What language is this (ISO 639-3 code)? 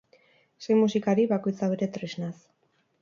eus